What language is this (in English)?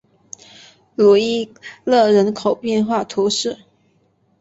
Chinese